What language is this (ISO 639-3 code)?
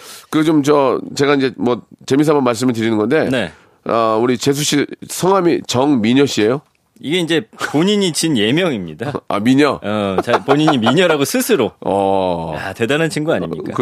kor